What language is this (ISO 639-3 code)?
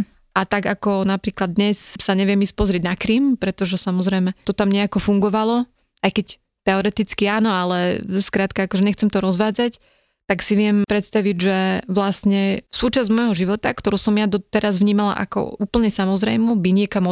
slk